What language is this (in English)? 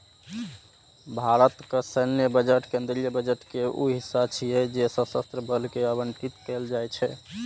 Maithili